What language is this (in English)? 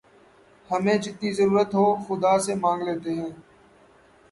Urdu